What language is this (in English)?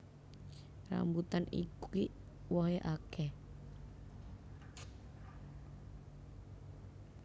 Javanese